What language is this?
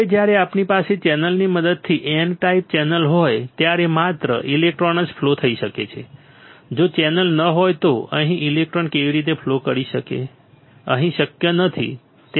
Gujarati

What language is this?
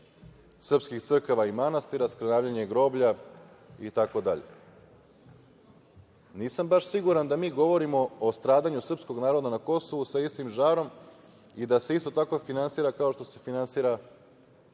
Serbian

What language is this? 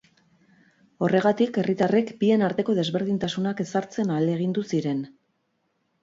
Basque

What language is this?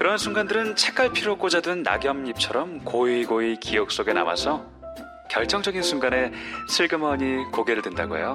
Korean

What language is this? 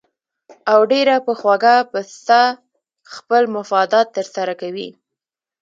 Pashto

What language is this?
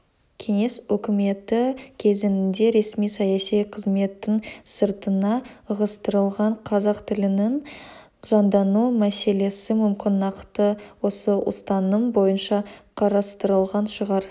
Kazakh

